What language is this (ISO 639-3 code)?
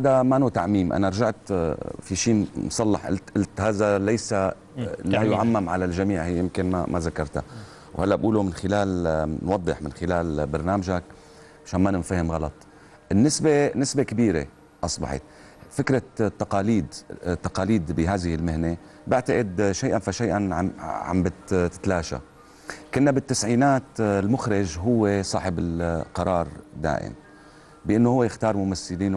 ara